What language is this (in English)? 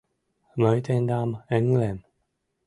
Mari